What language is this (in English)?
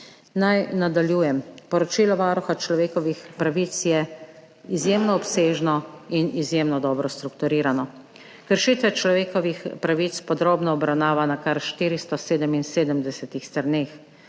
Slovenian